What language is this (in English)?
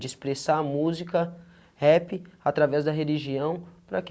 Portuguese